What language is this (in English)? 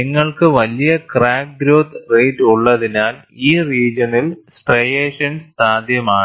Malayalam